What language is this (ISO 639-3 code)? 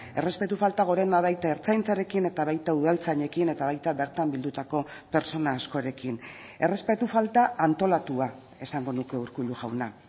eus